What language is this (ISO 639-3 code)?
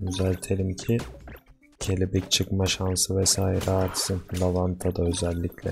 tur